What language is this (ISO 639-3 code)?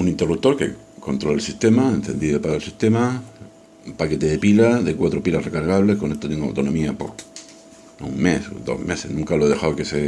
spa